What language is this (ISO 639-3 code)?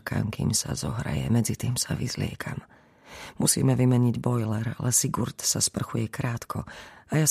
slk